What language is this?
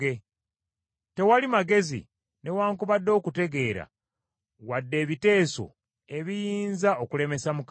Ganda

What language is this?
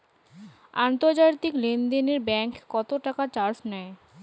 Bangla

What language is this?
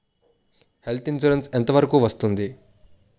Telugu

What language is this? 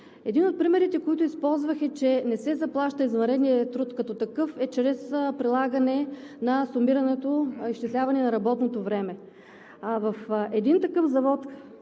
Bulgarian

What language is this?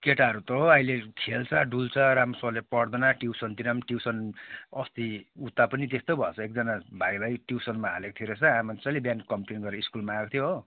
Nepali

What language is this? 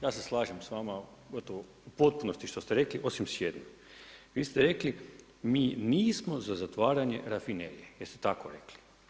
Croatian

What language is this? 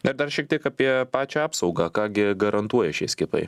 Lithuanian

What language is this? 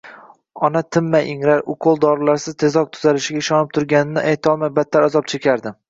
Uzbek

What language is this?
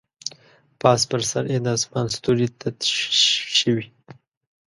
Pashto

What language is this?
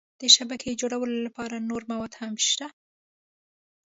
Pashto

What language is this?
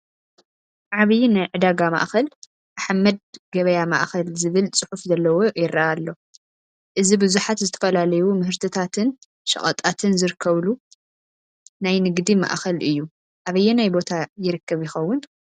Tigrinya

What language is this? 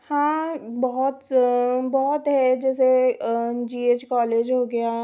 Hindi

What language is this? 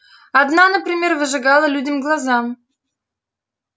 Russian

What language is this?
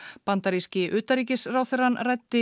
Icelandic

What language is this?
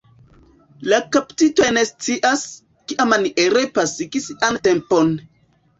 Esperanto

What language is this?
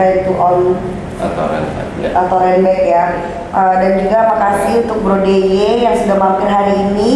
Indonesian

